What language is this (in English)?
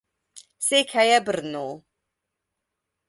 Hungarian